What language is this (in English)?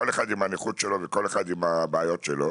Hebrew